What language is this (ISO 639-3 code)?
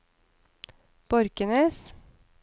nor